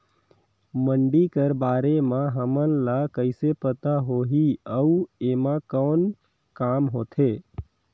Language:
Chhattisgarhi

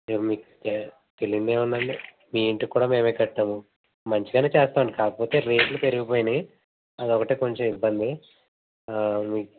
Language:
Telugu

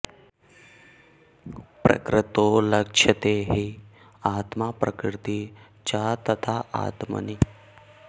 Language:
Sanskrit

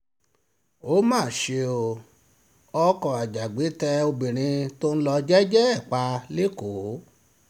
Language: Yoruba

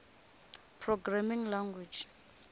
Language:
Tsonga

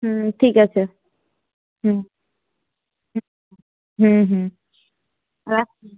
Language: Bangla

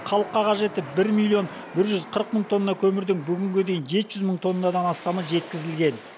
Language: Kazakh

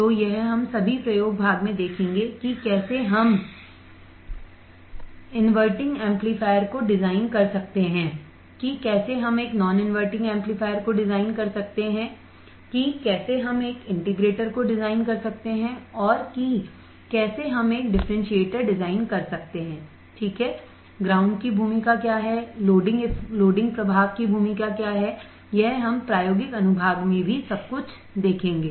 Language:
Hindi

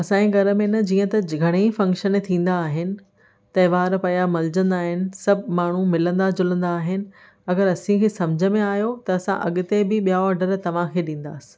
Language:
Sindhi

